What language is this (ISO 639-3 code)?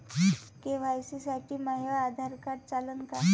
mar